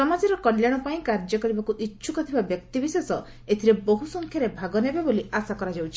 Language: Odia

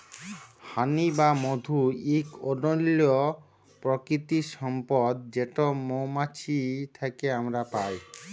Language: Bangla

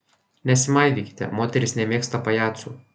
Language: Lithuanian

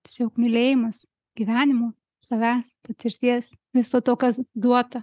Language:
Lithuanian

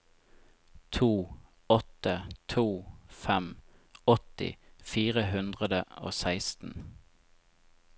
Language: Norwegian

